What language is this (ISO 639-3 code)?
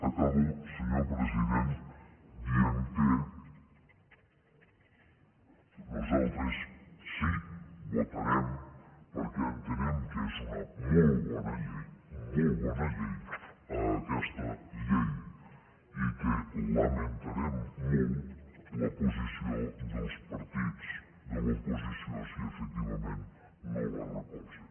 cat